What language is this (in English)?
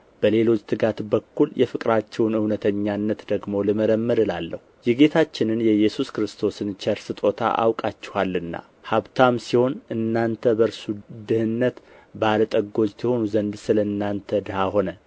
Amharic